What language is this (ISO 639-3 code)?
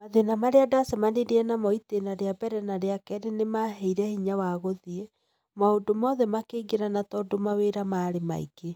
kik